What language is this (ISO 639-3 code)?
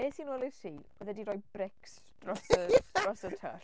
cym